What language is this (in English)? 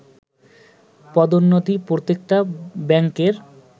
Bangla